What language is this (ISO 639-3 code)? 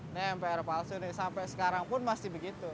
ind